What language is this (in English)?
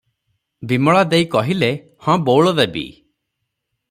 Odia